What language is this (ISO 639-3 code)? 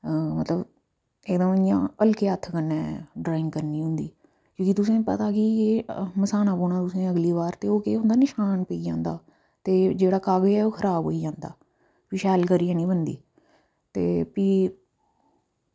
doi